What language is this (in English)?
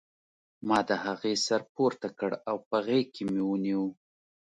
Pashto